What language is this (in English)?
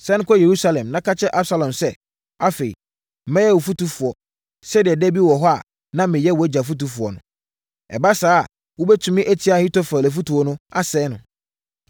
Akan